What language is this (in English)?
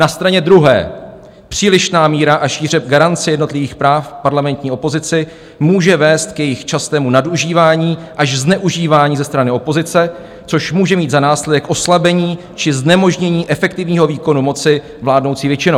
Czech